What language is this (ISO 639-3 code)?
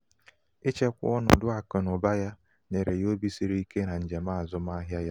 ibo